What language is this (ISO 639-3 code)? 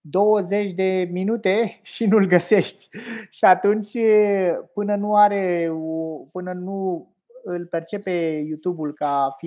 ron